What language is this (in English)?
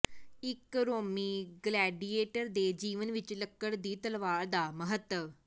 Punjabi